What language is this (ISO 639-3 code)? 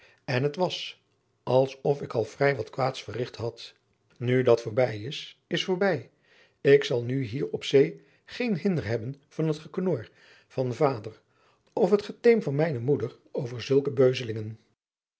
nld